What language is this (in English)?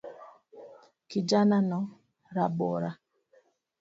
Luo (Kenya and Tanzania)